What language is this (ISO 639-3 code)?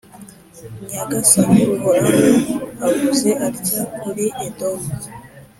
kin